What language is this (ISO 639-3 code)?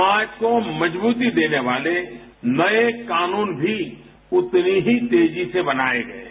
hin